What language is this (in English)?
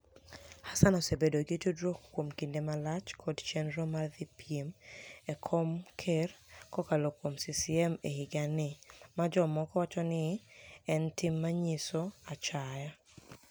Luo (Kenya and Tanzania)